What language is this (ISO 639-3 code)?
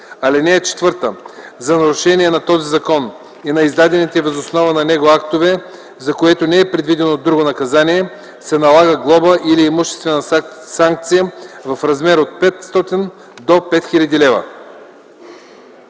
bul